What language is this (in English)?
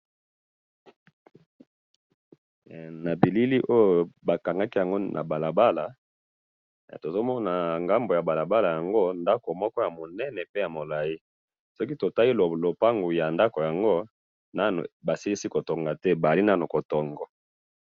Lingala